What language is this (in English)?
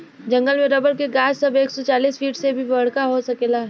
Bhojpuri